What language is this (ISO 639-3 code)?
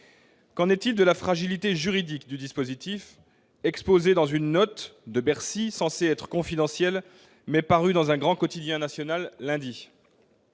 fra